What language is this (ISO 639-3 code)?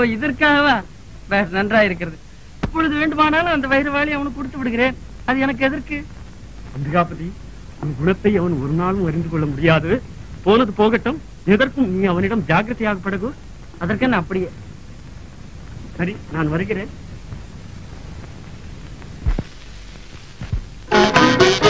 tam